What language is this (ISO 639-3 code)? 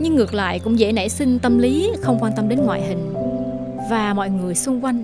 vie